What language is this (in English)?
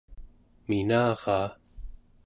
Central Yupik